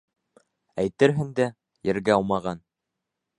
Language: Bashkir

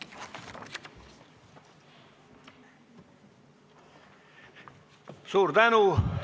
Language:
Estonian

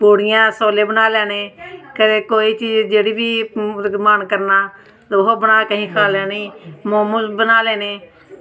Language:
Dogri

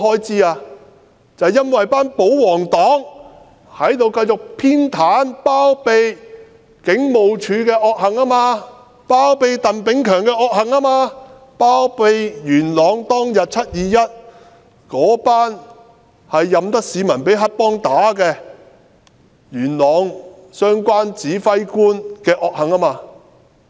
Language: Cantonese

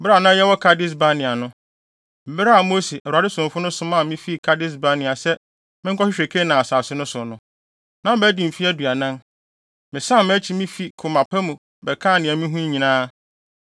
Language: Akan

